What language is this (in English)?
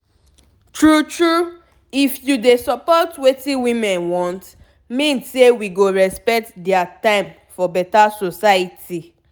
Nigerian Pidgin